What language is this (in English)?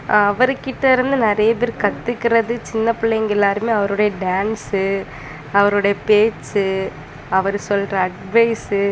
Tamil